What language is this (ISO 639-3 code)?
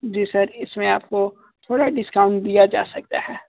hin